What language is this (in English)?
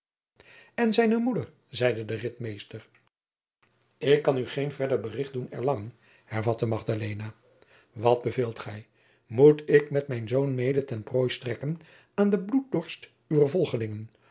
Dutch